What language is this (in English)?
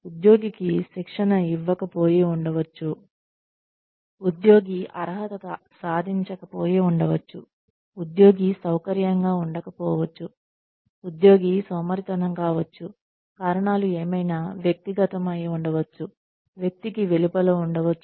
Telugu